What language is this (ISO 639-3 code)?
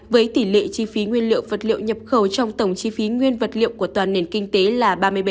vie